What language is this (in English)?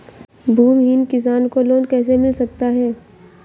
Hindi